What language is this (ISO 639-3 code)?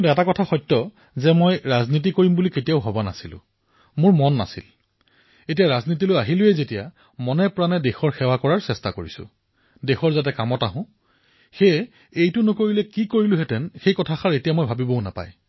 asm